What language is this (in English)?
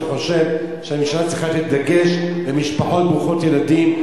Hebrew